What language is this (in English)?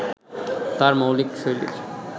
Bangla